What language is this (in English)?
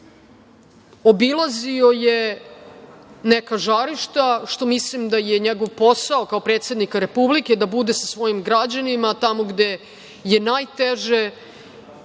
Serbian